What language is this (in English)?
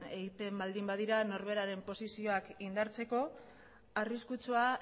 Basque